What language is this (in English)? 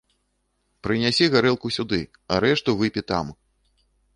Belarusian